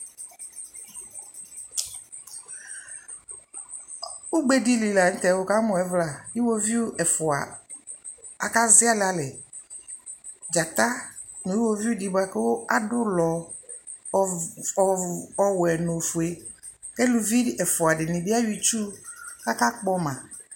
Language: Ikposo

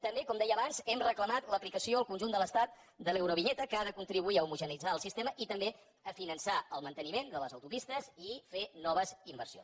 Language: Catalan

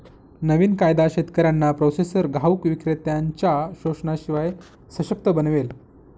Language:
Marathi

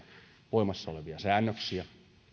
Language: Finnish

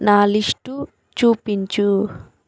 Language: Telugu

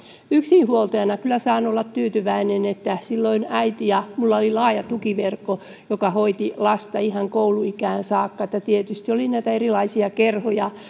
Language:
Finnish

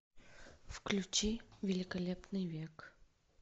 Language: Russian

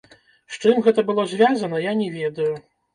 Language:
Belarusian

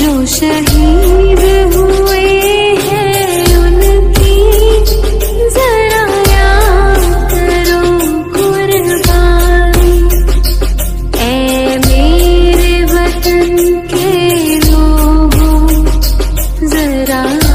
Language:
Hindi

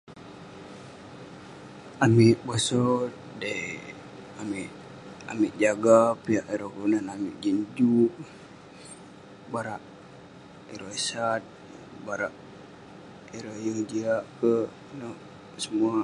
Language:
Western Penan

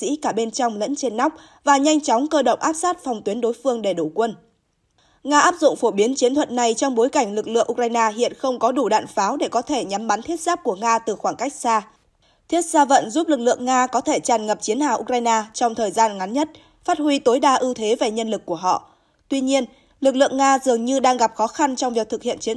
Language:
Vietnamese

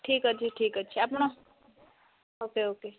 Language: Odia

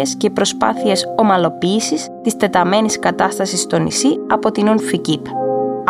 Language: Greek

